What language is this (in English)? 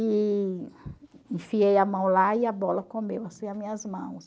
Portuguese